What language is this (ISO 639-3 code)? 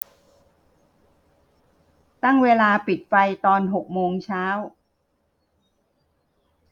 tha